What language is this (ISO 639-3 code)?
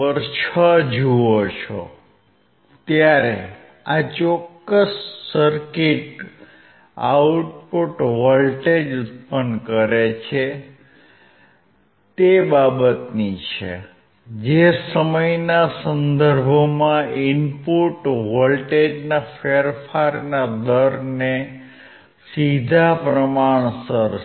guj